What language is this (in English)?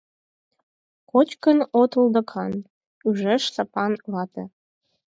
Mari